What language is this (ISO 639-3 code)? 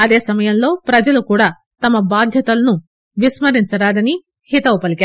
tel